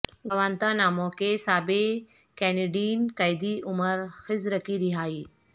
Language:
Urdu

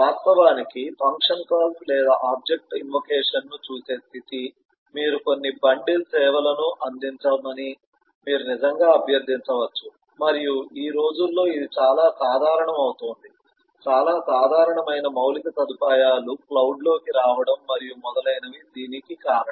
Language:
Telugu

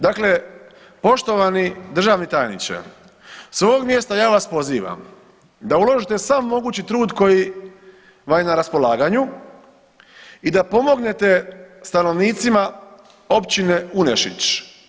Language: Croatian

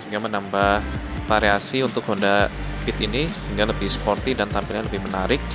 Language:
Indonesian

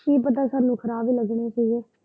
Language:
Punjabi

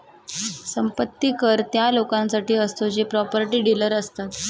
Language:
Marathi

